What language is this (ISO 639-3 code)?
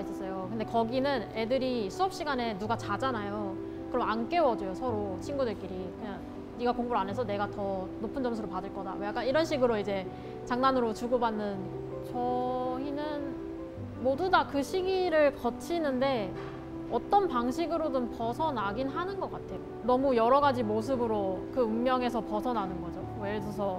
kor